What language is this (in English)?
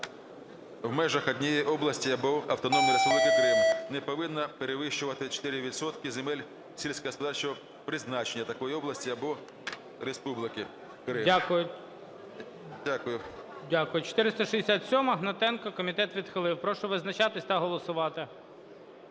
Ukrainian